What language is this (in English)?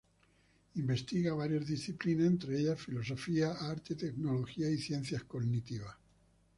Spanish